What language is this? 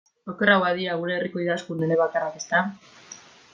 Basque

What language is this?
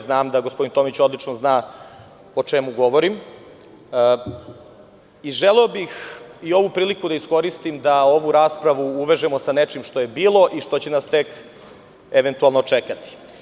Serbian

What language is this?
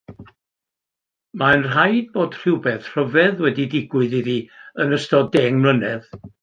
Welsh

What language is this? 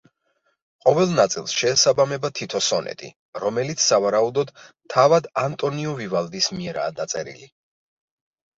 Georgian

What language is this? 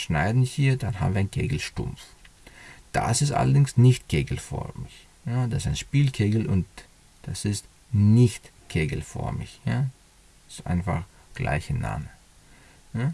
German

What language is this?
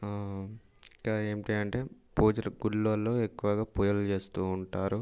Telugu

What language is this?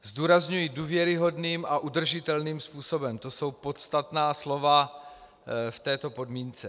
Czech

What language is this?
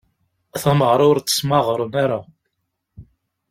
Kabyle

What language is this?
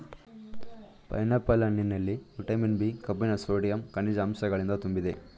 Kannada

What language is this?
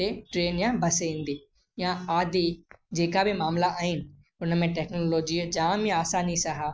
Sindhi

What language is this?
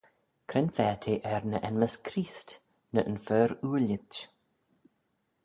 Manx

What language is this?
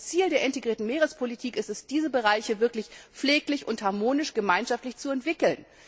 German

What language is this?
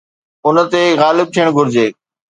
Sindhi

